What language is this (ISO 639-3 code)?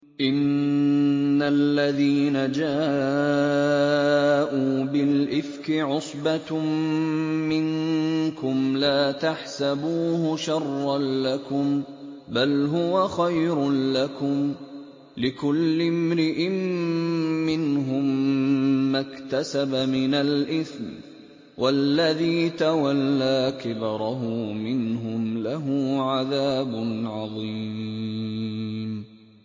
ara